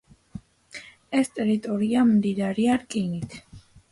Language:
Georgian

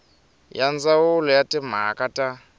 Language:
Tsonga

